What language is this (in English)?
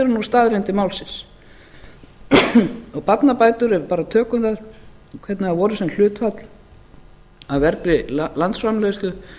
Icelandic